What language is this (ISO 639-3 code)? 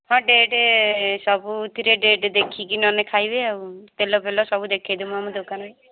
ori